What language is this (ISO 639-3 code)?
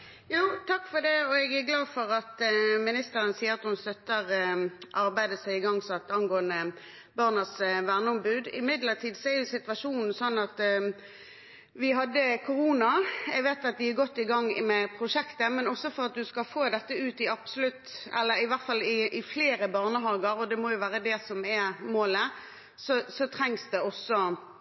nob